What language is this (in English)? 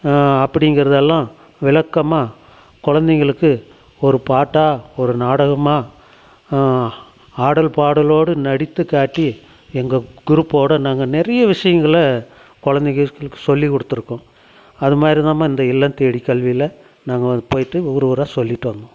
Tamil